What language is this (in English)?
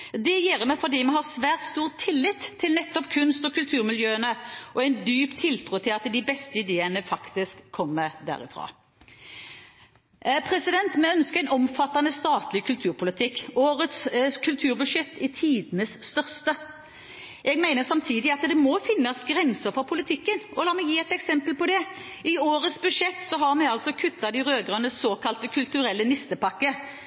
Norwegian Bokmål